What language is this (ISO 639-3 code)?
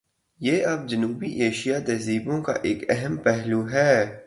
urd